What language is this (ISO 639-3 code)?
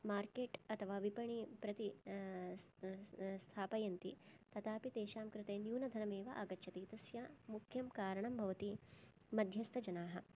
san